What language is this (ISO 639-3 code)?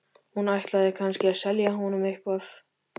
isl